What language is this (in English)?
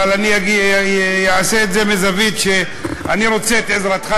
Hebrew